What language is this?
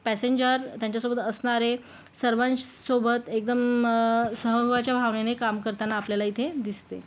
Marathi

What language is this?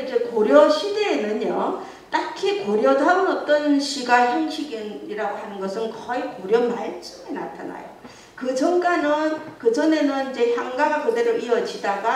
Korean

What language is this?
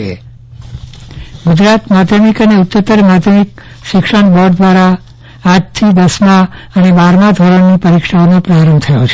Gujarati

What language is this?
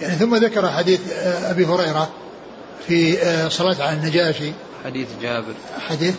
Arabic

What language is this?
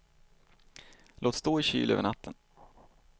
Swedish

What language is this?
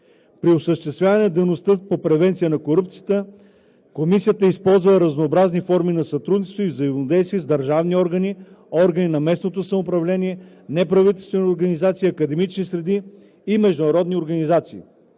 Bulgarian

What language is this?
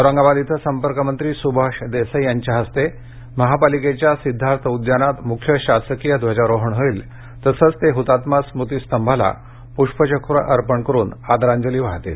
Marathi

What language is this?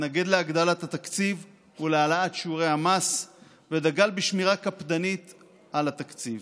Hebrew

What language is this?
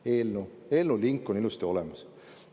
Estonian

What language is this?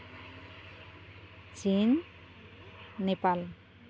Santali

